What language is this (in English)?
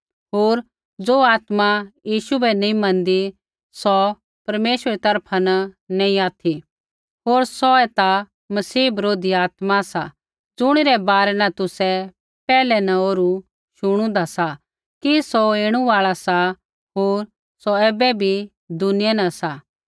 Kullu Pahari